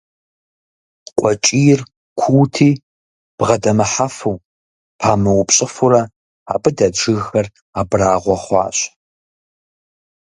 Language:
Kabardian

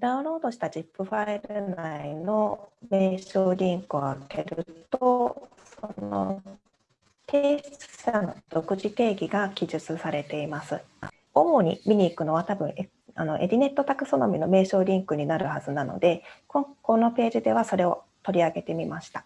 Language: Japanese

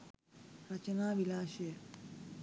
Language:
Sinhala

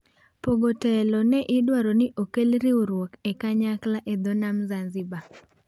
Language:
Luo (Kenya and Tanzania)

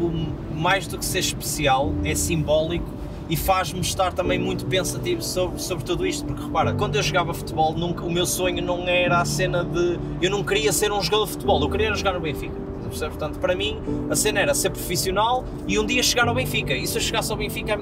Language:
Portuguese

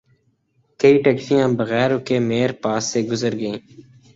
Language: Urdu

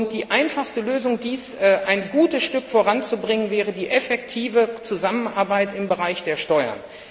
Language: German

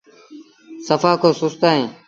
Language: Sindhi Bhil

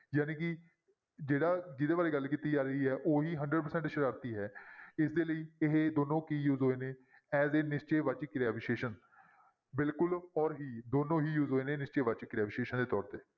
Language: Punjabi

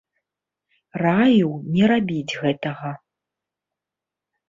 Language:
Belarusian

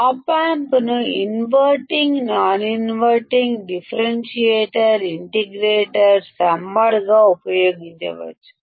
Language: Telugu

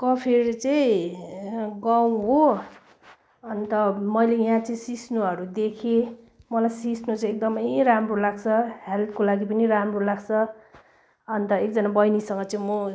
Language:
Nepali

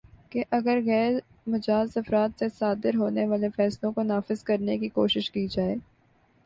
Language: Urdu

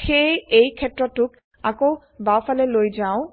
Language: Assamese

